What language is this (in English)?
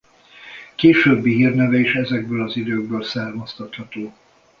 Hungarian